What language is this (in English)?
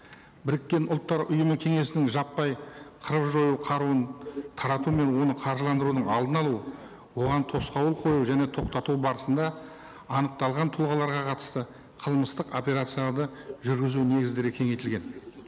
Kazakh